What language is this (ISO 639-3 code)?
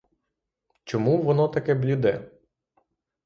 ukr